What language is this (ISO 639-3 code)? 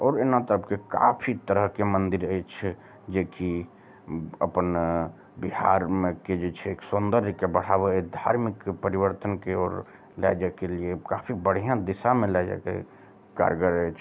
mai